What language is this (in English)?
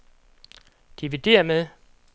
Danish